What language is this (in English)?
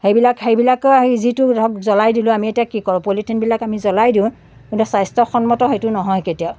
Assamese